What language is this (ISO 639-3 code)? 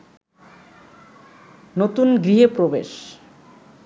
ben